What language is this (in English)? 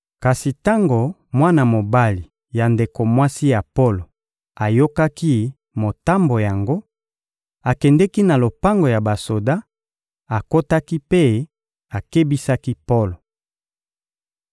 Lingala